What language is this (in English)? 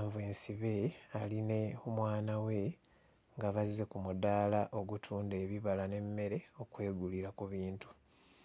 Ganda